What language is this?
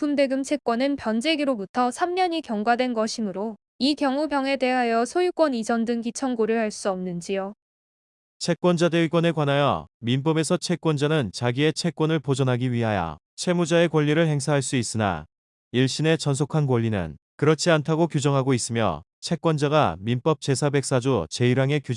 Korean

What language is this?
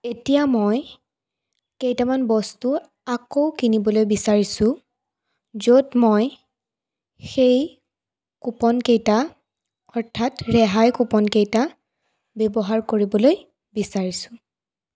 Assamese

